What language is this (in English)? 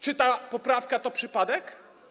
Polish